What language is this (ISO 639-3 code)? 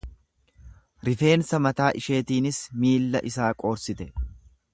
orm